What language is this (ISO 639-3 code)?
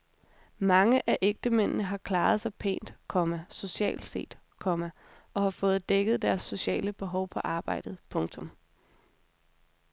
dan